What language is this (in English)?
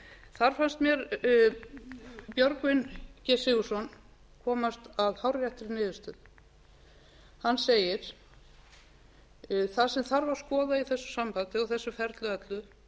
Icelandic